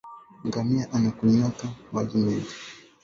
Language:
Swahili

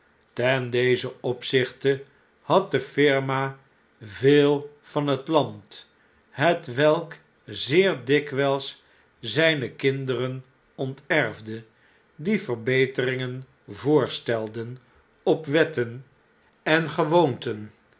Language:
Dutch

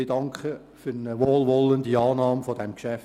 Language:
Swiss German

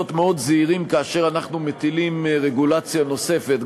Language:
Hebrew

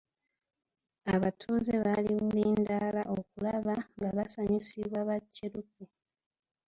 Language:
Ganda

